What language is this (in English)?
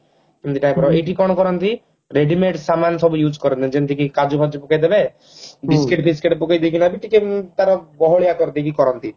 Odia